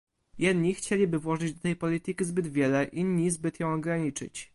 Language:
Polish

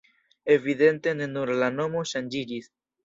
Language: Esperanto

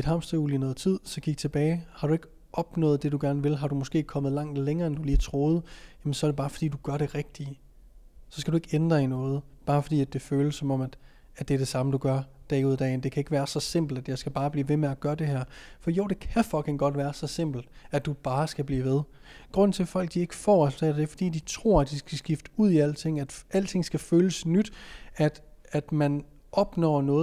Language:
Danish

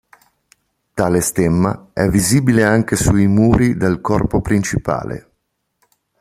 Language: Italian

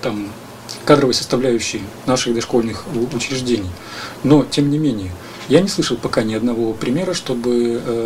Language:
Russian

